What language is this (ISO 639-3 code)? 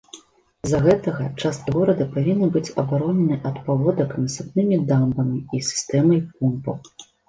bel